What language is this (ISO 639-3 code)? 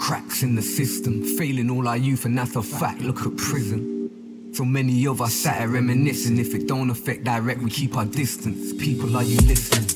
ces